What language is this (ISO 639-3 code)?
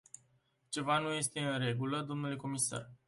ron